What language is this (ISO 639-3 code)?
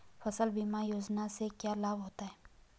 hin